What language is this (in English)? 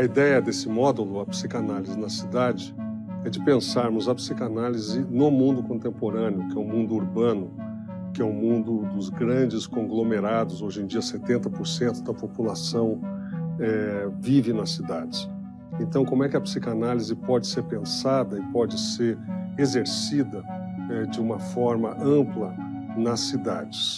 Portuguese